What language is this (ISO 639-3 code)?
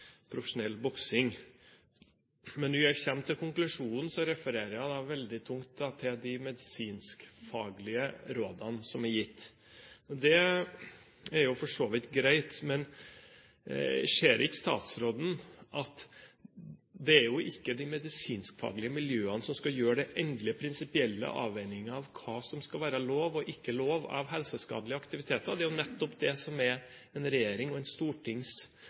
nob